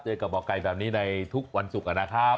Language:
Thai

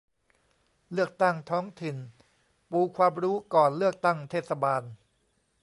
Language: Thai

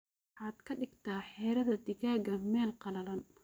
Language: Somali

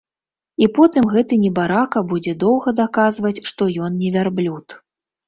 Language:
Belarusian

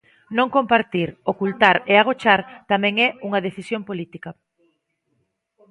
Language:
Galician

